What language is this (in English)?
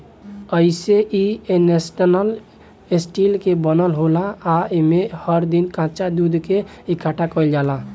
Bhojpuri